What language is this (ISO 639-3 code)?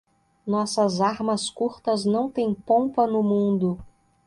por